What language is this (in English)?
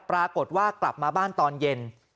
Thai